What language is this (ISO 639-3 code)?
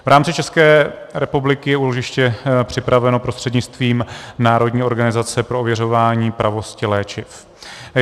ces